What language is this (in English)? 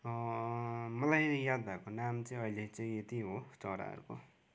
Nepali